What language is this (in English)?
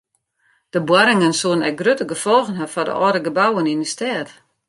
Western Frisian